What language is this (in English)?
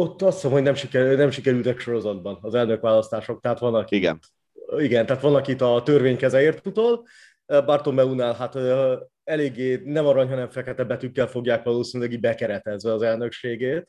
Hungarian